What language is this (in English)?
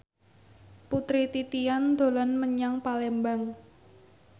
Javanese